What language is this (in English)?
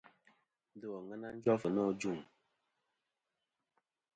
Kom